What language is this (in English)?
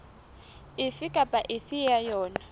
Southern Sotho